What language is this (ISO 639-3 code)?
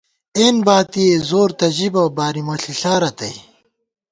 gwt